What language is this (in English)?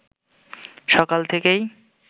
Bangla